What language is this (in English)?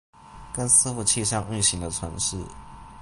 Chinese